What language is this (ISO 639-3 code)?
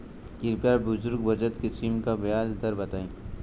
bho